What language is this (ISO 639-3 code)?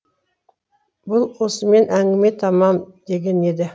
kaz